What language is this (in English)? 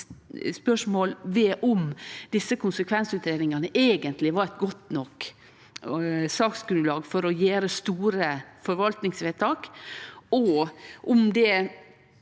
Norwegian